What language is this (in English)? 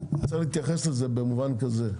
Hebrew